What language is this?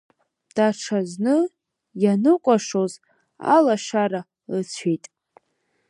Abkhazian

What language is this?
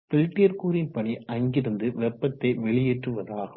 Tamil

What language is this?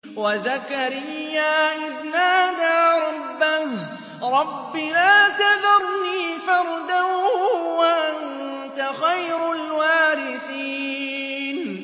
Arabic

